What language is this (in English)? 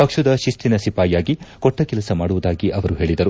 Kannada